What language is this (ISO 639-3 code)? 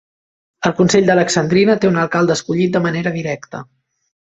cat